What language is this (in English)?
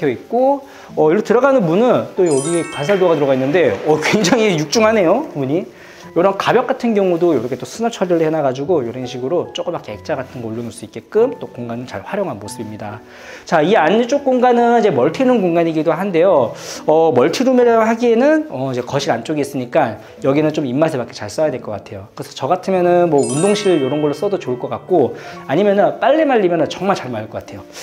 Korean